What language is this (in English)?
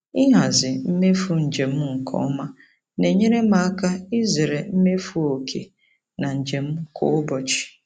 Igbo